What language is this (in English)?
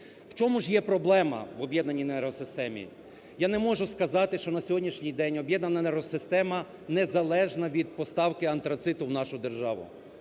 Ukrainian